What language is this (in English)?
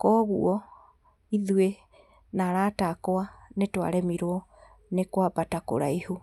Kikuyu